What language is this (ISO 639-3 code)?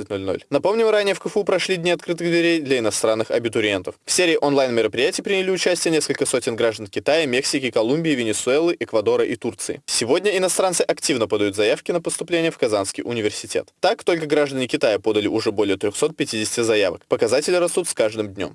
rus